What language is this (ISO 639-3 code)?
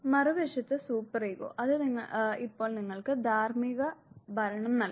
mal